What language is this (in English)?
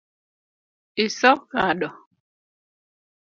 Luo (Kenya and Tanzania)